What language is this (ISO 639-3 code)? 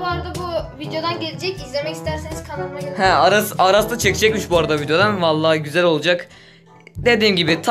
tur